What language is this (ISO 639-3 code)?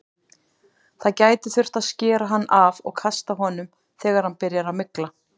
isl